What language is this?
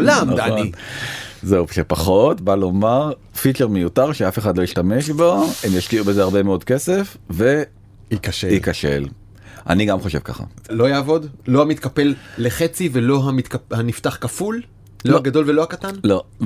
Hebrew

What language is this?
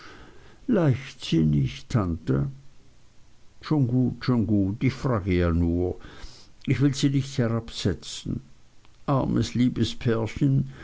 German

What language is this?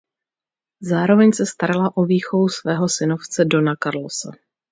Czech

